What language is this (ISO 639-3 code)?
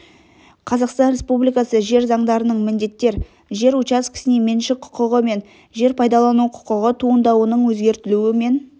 kaz